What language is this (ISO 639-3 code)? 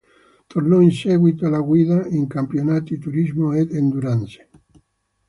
ita